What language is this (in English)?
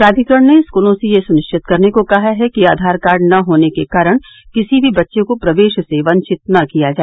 Hindi